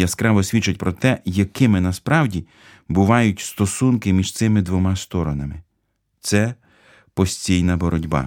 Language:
Ukrainian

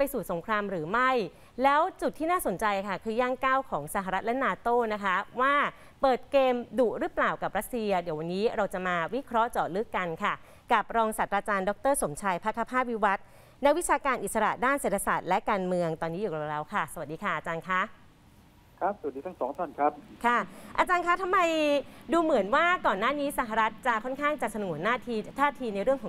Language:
Thai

